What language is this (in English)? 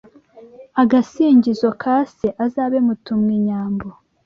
Kinyarwanda